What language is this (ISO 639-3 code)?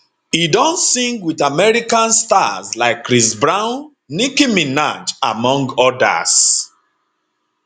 pcm